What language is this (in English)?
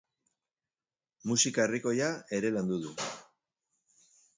Basque